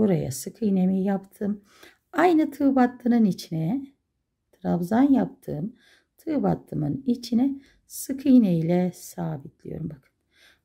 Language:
Turkish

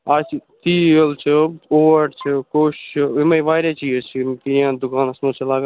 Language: Kashmiri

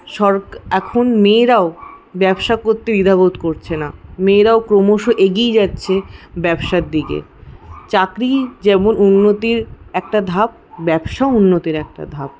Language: Bangla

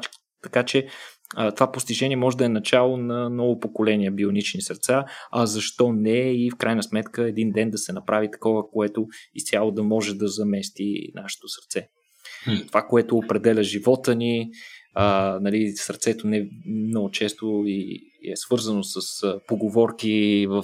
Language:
Bulgarian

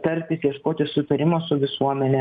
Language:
Lithuanian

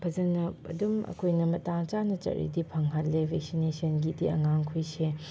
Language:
Manipuri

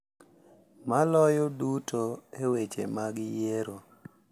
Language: Luo (Kenya and Tanzania)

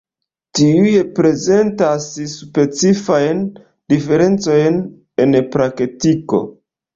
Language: Esperanto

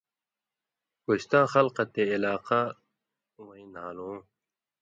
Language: Indus Kohistani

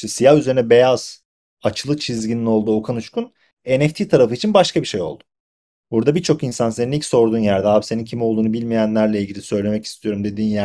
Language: Turkish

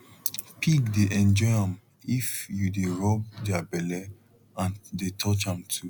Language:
Nigerian Pidgin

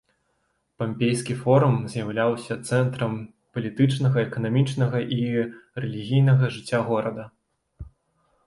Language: Belarusian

